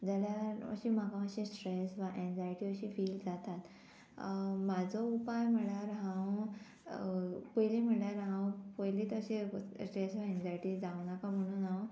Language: Konkani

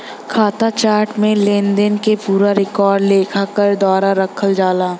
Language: Bhojpuri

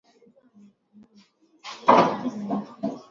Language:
Swahili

